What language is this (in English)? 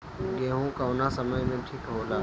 Bhojpuri